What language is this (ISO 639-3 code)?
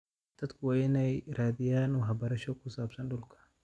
som